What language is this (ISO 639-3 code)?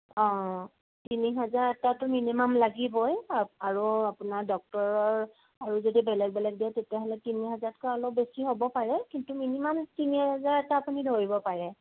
asm